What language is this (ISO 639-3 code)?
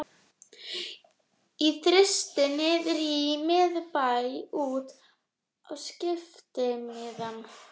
isl